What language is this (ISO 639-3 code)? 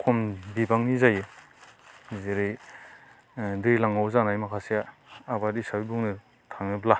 brx